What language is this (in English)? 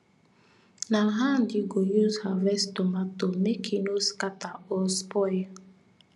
Nigerian Pidgin